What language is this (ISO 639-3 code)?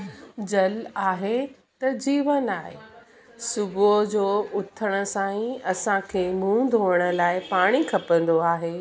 snd